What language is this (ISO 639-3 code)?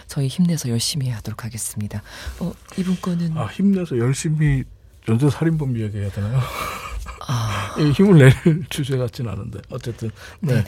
kor